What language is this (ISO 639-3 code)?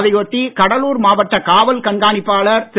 tam